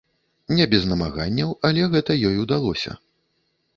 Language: Belarusian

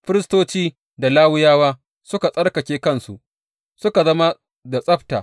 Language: Hausa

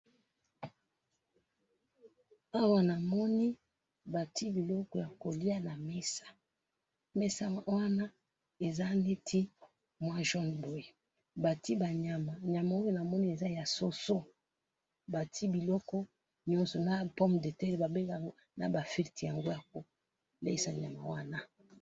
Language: Lingala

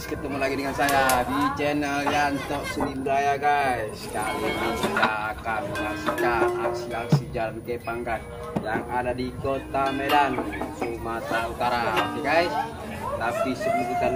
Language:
Indonesian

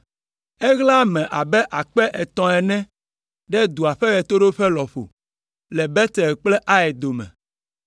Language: Ewe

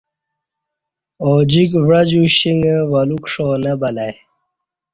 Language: Kati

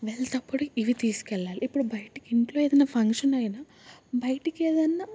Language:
Telugu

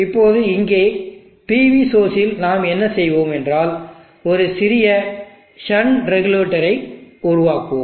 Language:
Tamil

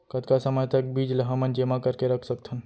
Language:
Chhattisgarhi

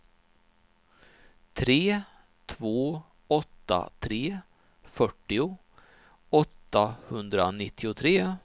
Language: Swedish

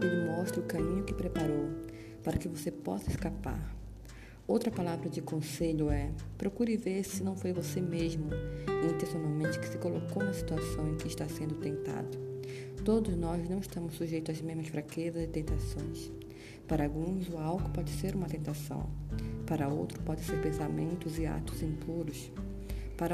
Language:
Portuguese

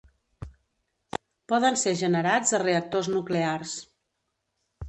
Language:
Catalan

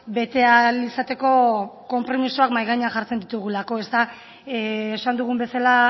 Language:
Basque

